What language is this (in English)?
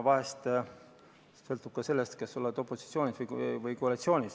Estonian